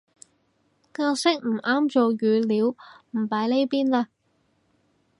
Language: Cantonese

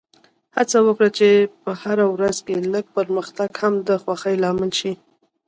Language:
Pashto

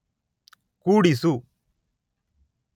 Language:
Kannada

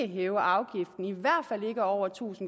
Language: Danish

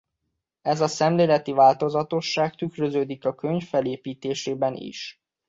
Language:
Hungarian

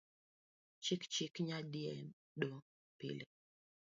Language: Luo (Kenya and Tanzania)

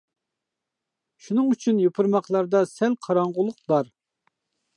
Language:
Uyghur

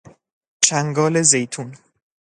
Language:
Persian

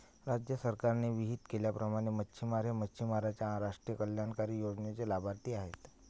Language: Marathi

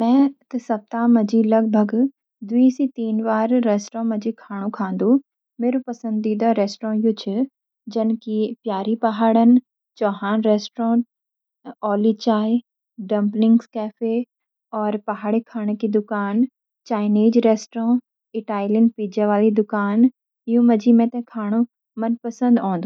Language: Garhwali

